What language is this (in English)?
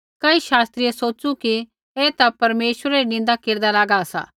Kullu Pahari